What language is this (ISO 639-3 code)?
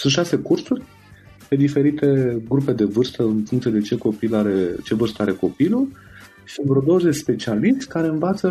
ron